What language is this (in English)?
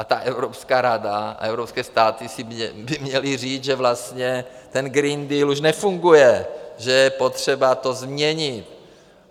Czech